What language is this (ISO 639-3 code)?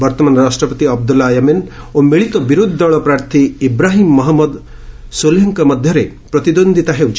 ori